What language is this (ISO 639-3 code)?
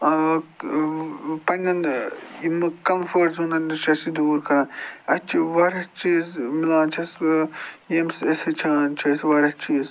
kas